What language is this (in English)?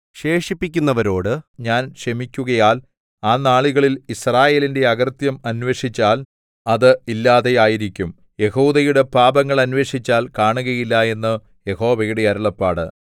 Malayalam